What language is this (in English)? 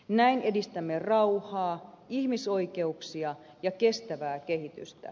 Finnish